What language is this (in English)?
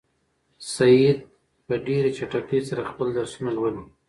Pashto